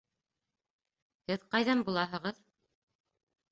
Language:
Bashkir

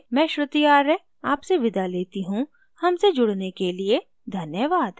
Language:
Hindi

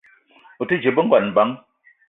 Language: Eton (Cameroon)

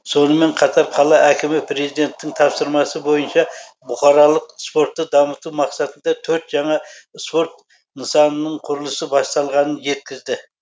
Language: Kazakh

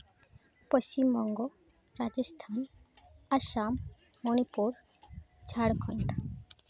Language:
Santali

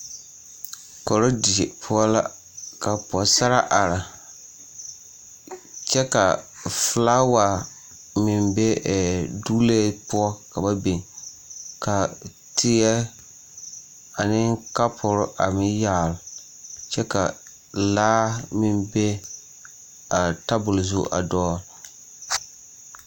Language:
Southern Dagaare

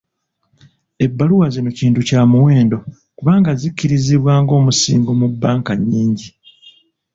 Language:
Ganda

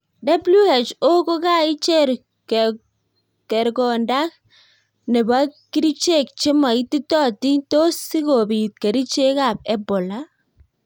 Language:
Kalenjin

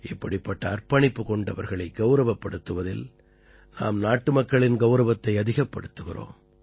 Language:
Tamil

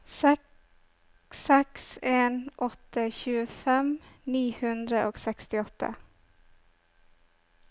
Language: Norwegian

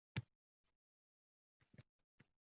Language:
Uzbek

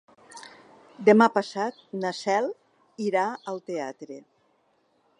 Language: Catalan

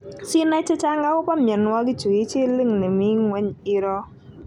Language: Kalenjin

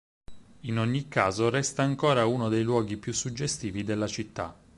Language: Italian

